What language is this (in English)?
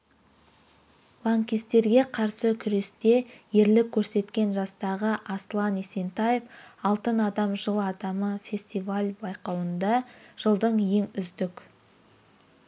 Kazakh